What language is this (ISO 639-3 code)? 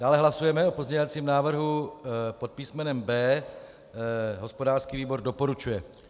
ces